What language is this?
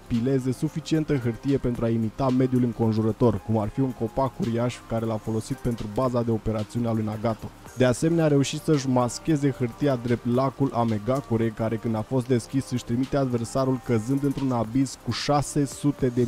Romanian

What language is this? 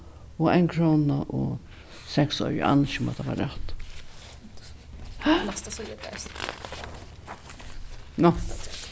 Faroese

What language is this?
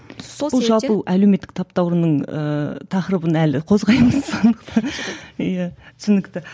Kazakh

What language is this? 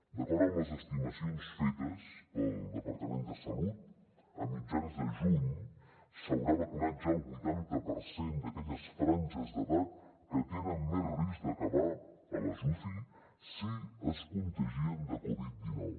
Catalan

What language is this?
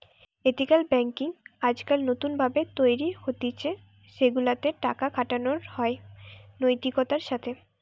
Bangla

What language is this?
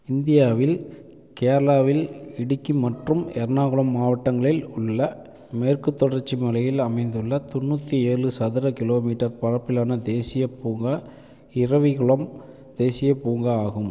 Tamil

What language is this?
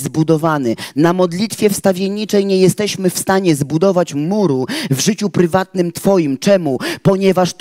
Polish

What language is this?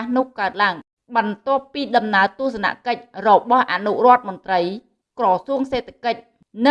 Vietnamese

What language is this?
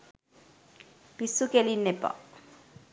Sinhala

